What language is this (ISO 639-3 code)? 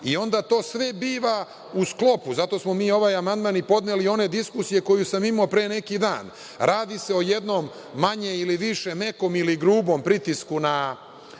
srp